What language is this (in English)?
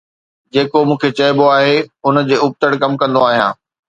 Sindhi